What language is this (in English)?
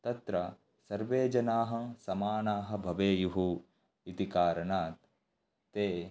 Sanskrit